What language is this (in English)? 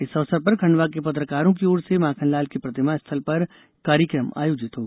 Hindi